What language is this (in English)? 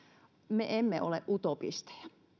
Finnish